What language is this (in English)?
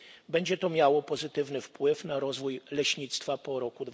Polish